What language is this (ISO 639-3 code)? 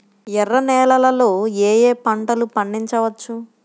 tel